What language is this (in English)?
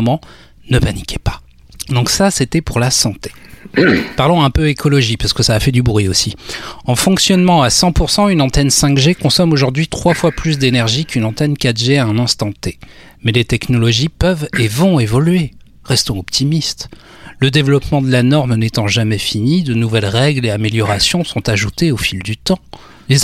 French